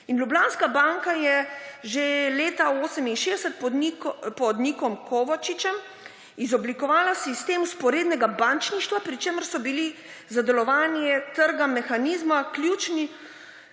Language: Slovenian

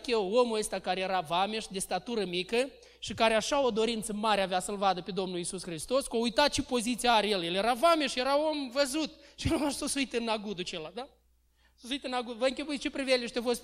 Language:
Romanian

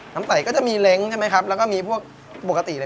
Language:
Thai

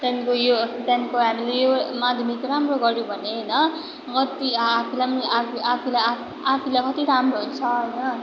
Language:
Nepali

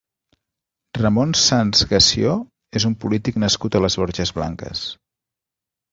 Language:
Catalan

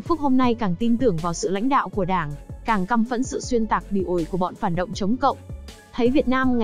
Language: Vietnamese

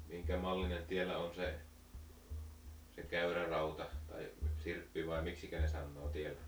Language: Finnish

